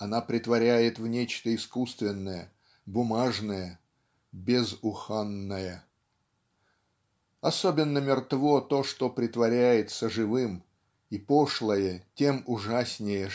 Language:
Russian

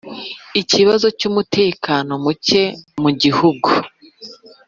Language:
Kinyarwanda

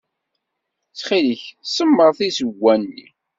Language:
Kabyle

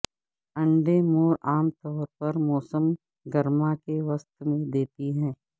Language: Urdu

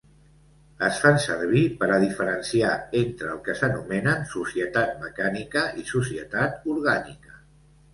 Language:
Catalan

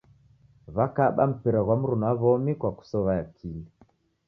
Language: Taita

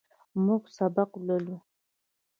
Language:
Pashto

